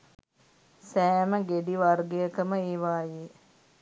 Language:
Sinhala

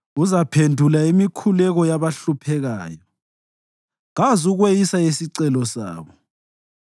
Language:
North Ndebele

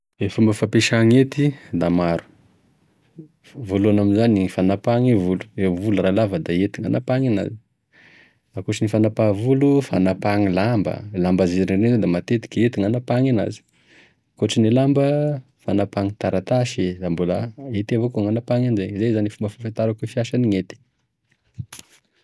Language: Tesaka Malagasy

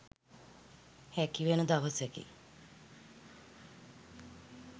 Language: Sinhala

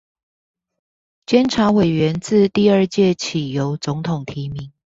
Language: Chinese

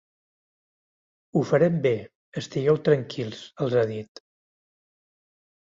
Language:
Catalan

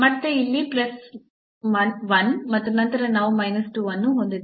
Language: Kannada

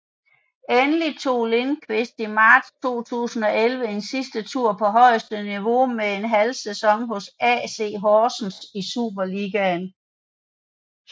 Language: Danish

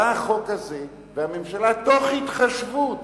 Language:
Hebrew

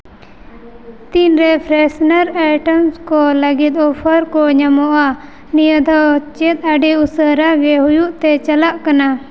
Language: Santali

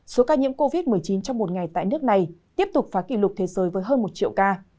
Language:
Vietnamese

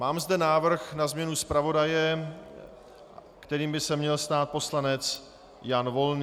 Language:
Czech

